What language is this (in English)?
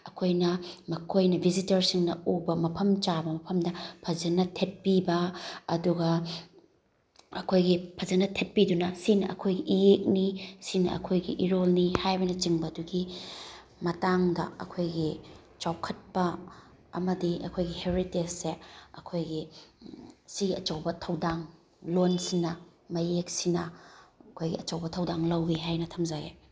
Manipuri